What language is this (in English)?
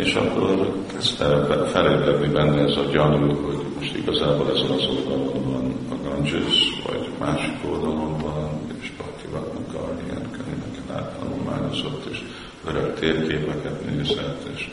Hungarian